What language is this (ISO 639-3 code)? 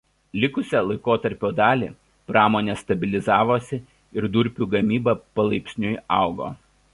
lit